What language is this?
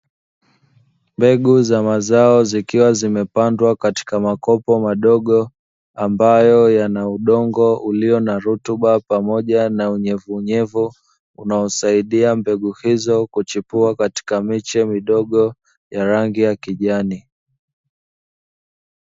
Swahili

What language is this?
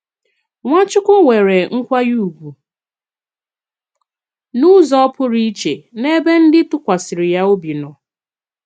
Igbo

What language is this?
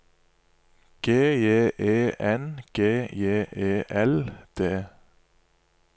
Norwegian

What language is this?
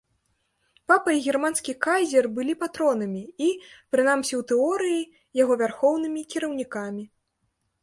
Belarusian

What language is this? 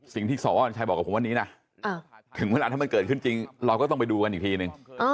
Thai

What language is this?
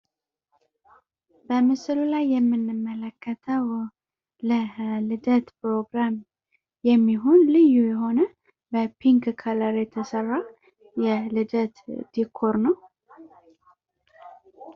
Amharic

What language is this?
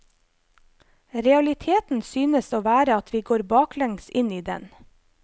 Norwegian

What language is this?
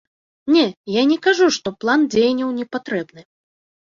Belarusian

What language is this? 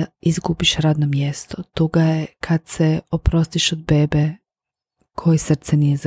Croatian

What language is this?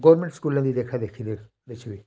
Dogri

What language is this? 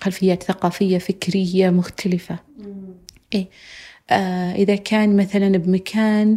Arabic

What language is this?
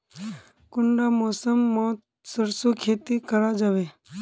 Magahi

